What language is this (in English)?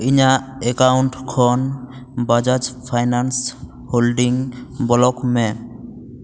Santali